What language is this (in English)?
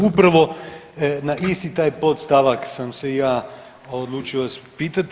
Croatian